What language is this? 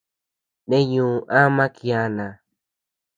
Tepeuxila Cuicatec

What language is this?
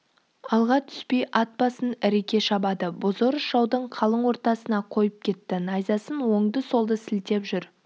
Kazakh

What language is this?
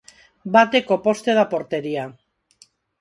Galician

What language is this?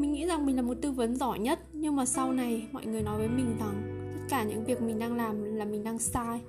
Vietnamese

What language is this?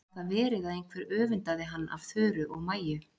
Icelandic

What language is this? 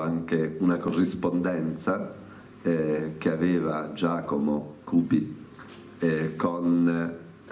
Italian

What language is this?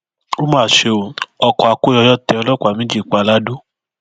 Yoruba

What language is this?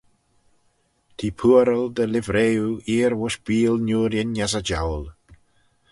Manx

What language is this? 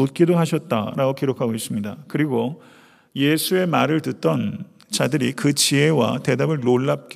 Korean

